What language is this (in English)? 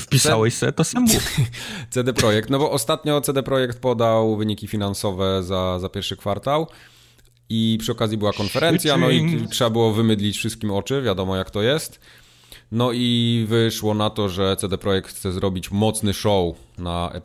Polish